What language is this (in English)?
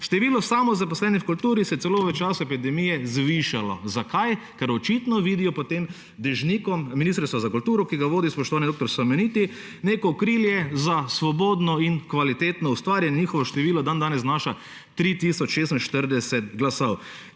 Slovenian